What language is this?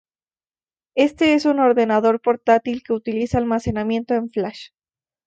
Spanish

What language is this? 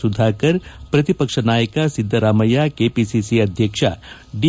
Kannada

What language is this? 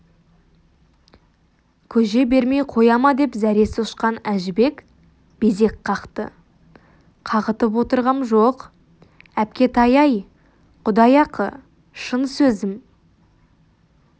Kazakh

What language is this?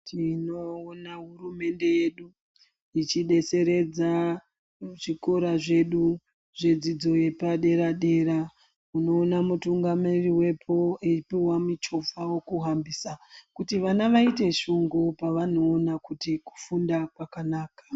Ndau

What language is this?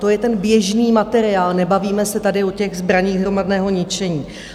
Czech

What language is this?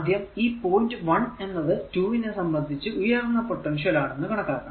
Malayalam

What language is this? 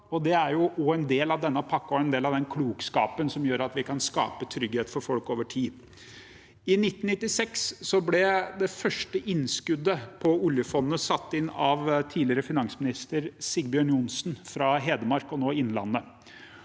Norwegian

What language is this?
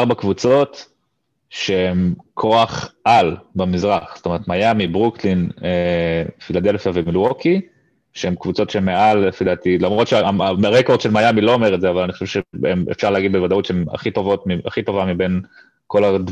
Hebrew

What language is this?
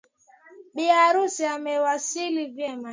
Swahili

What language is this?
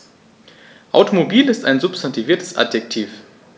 German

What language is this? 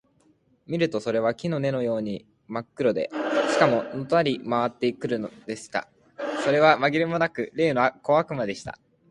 Japanese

